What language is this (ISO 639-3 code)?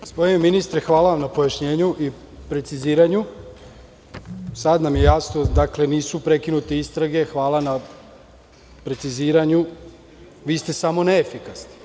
srp